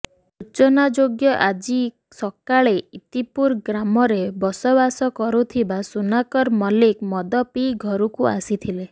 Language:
Odia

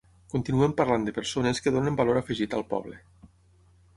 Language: Catalan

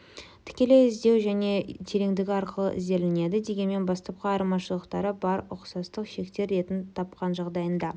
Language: Kazakh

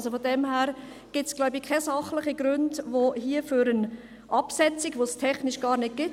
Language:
Swiss German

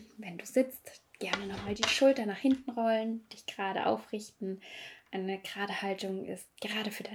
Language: German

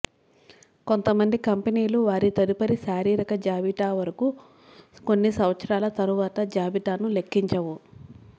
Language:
Telugu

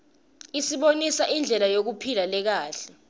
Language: Swati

